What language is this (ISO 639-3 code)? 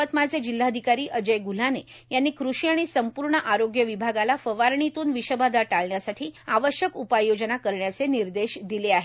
mar